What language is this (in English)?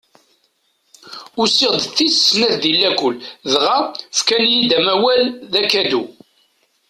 Kabyle